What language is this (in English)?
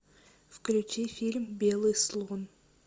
Russian